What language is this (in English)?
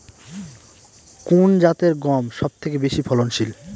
Bangla